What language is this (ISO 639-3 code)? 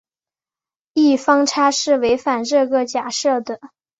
zho